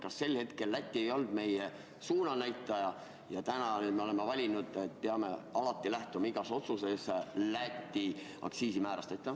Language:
Estonian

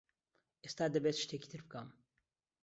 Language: Central Kurdish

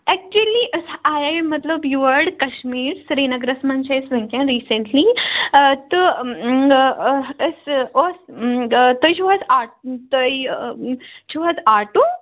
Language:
Kashmiri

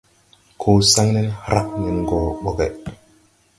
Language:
Tupuri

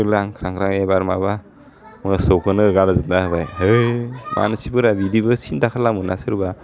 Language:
Bodo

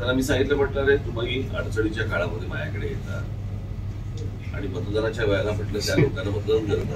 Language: Marathi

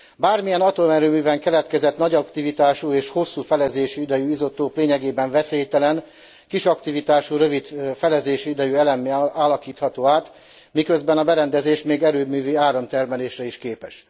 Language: Hungarian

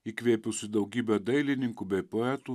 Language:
Lithuanian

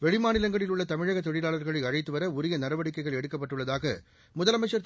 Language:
Tamil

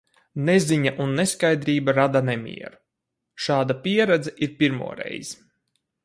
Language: Latvian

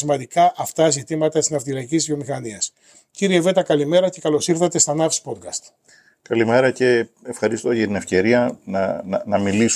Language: Greek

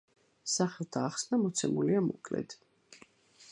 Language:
Georgian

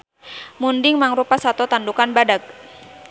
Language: Sundanese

